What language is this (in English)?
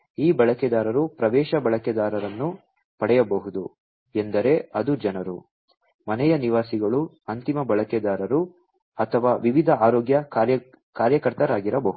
Kannada